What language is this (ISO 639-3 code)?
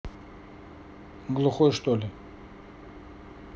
rus